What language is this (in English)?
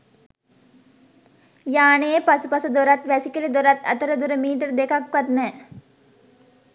Sinhala